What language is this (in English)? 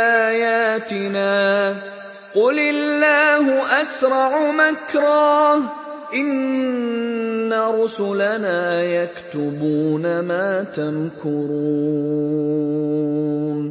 Arabic